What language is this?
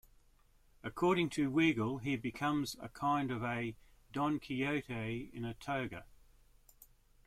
English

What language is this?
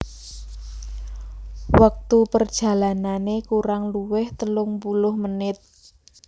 Javanese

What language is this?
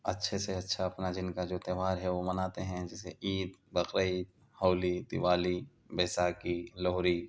Urdu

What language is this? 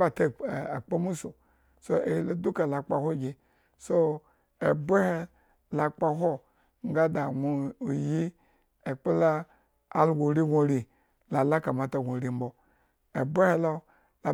Eggon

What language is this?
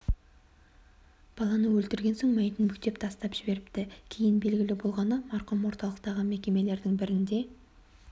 Kazakh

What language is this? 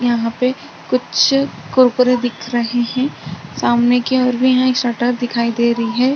Hindi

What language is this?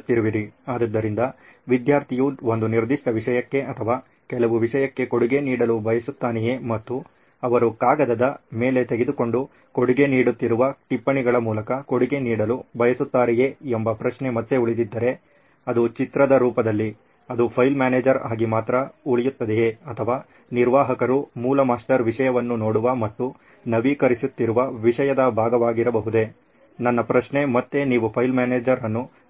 Kannada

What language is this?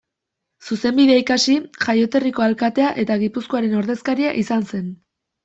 Basque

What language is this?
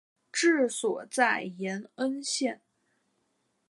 Chinese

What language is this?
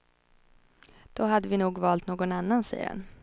Swedish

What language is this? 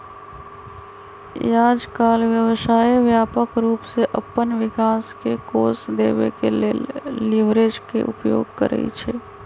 Magahi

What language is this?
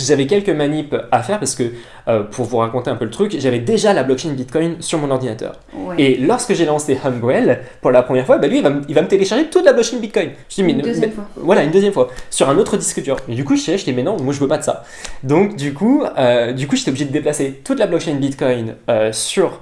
French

